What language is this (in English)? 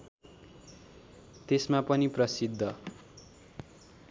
Nepali